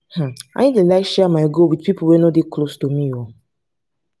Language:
Nigerian Pidgin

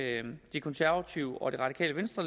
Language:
Danish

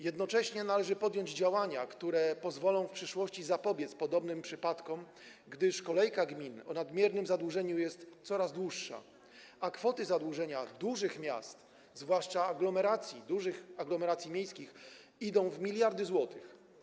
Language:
Polish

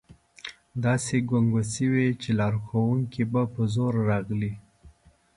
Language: Pashto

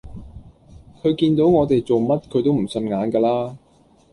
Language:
Cantonese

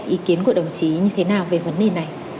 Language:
Vietnamese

